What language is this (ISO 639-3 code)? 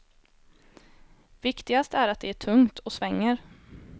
swe